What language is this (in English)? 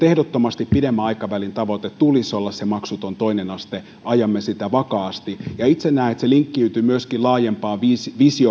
Finnish